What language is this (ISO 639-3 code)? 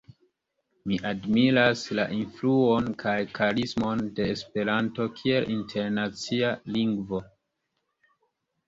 epo